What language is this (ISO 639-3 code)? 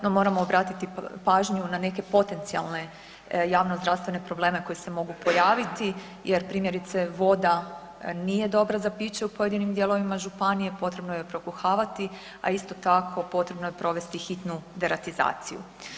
hrv